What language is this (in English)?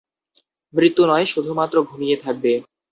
Bangla